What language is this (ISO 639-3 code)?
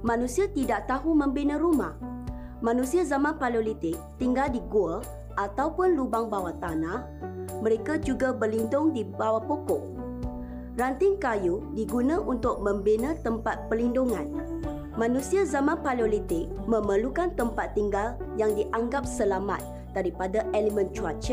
msa